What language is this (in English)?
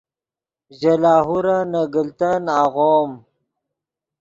Yidgha